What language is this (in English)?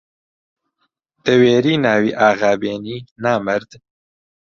Central Kurdish